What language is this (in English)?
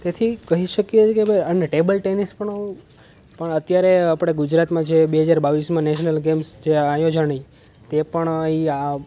Gujarati